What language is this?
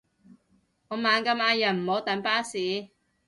Cantonese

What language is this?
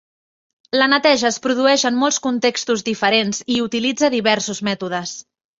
Catalan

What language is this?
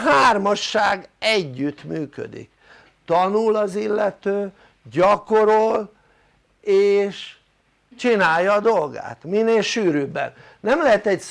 Hungarian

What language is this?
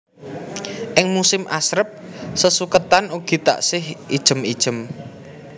Javanese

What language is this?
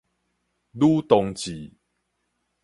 Min Nan Chinese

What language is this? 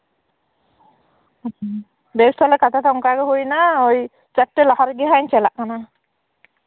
Santali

